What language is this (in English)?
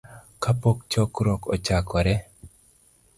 Luo (Kenya and Tanzania)